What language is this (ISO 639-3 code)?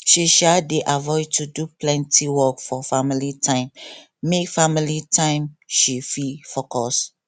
pcm